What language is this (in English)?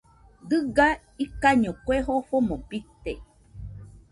Nüpode Huitoto